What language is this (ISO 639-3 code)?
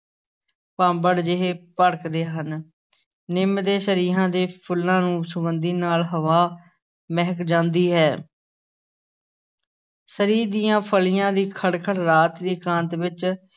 pan